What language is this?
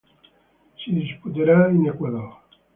Italian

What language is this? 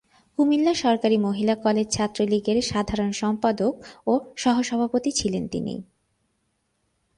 Bangla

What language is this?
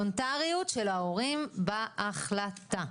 Hebrew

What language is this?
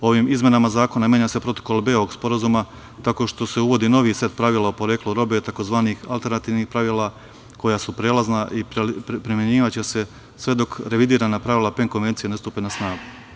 Serbian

